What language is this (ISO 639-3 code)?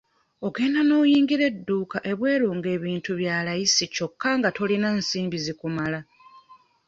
lug